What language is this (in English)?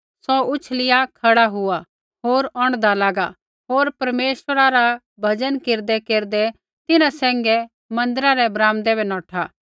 Kullu Pahari